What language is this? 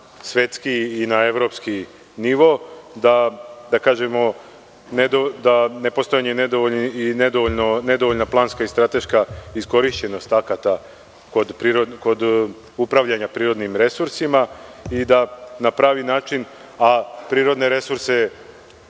Serbian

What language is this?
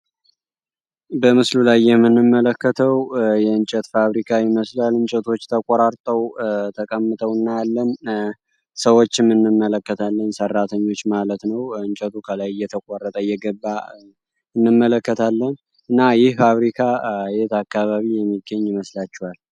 Amharic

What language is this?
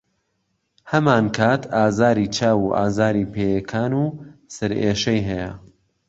Central Kurdish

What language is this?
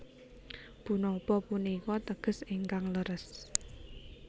Javanese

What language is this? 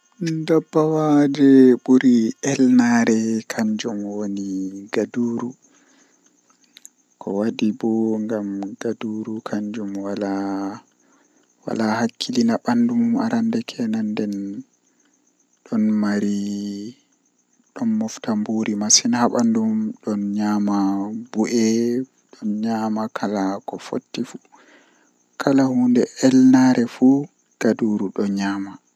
Western Niger Fulfulde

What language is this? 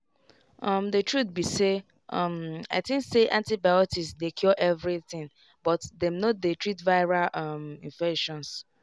Nigerian Pidgin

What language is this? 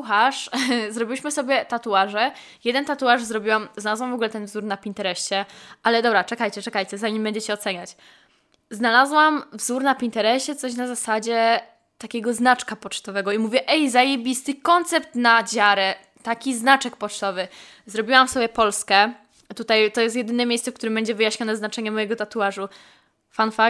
Polish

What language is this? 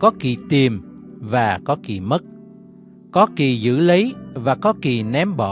Vietnamese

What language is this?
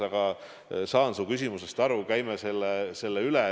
Estonian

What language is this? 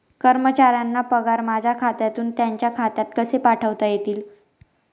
Marathi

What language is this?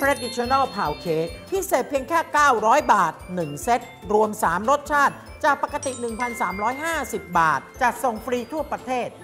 Thai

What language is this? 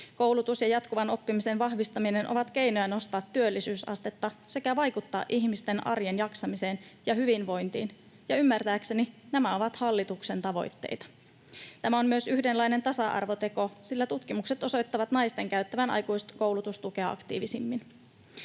Finnish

